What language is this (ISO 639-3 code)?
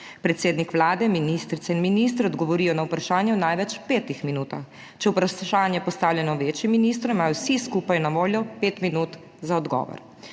slv